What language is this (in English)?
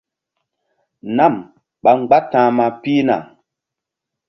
Mbum